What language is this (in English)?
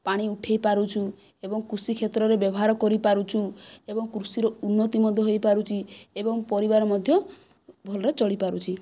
Odia